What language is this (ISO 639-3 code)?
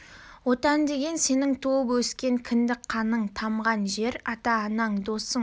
kaz